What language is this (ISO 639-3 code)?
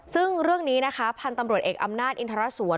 tha